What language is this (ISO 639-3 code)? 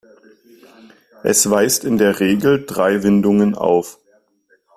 deu